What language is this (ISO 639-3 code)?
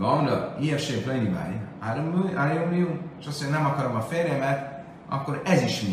hun